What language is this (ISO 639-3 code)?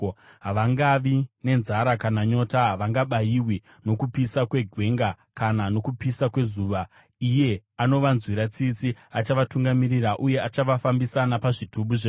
sna